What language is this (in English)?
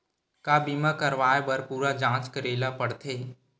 Chhattisgarhi